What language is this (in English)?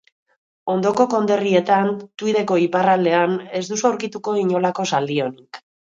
Basque